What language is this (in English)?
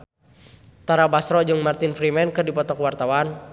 Sundanese